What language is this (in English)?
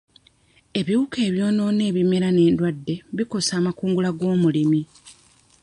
Ganda